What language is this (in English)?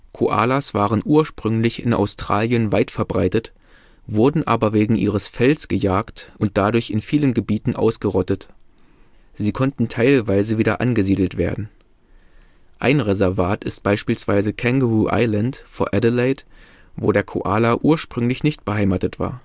German